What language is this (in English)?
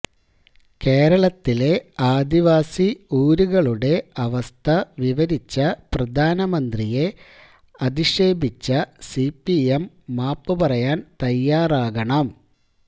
Malayalam